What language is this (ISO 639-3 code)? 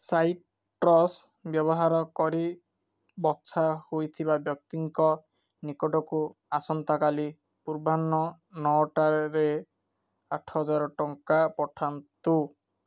ori